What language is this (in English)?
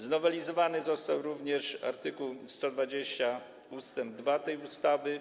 Polish